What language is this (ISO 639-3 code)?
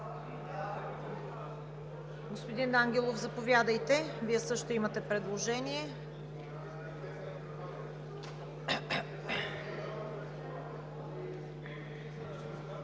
bul